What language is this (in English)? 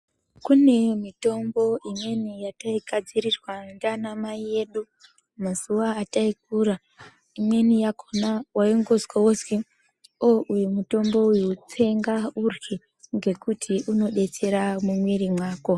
Ndau